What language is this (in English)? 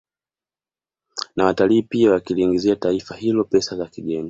Swahili